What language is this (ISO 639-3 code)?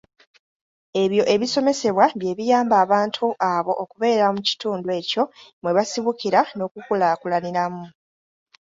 lug